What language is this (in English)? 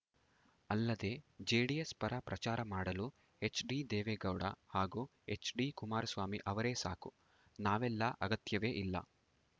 Kannada